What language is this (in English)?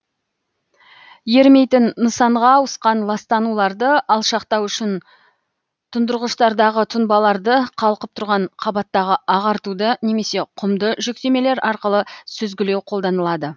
Kazakh